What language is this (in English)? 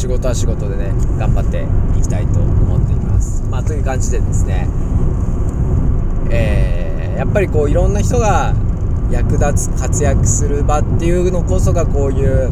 Japanese